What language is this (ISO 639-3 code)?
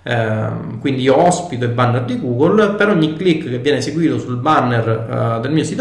ita